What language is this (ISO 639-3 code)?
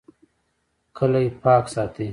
pus